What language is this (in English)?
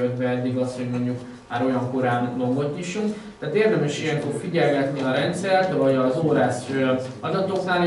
Hungarian